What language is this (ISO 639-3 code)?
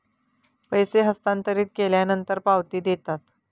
mar